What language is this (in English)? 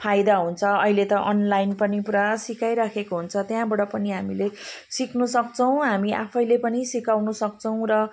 Nepali